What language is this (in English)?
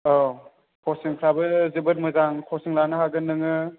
Bodo